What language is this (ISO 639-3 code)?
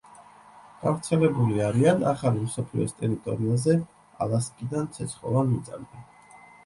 kat